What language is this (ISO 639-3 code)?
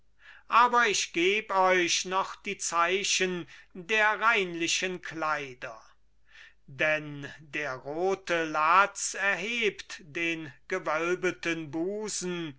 deu